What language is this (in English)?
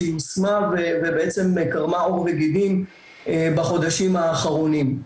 Hebrew